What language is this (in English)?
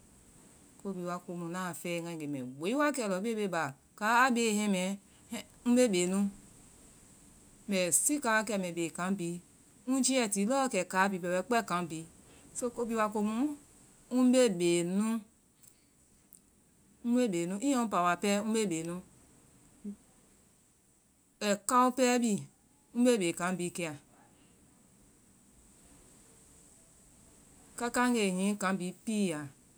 Vai